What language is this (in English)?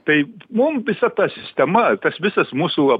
Lithuanian